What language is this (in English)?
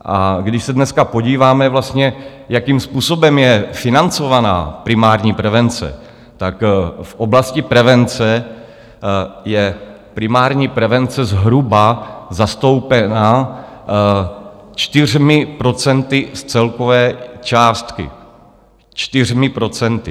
Czech